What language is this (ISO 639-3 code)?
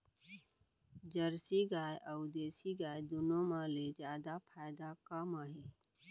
hne